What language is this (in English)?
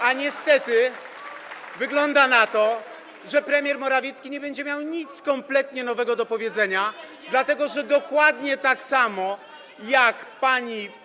Polish